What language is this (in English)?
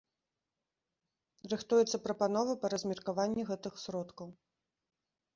Belarusian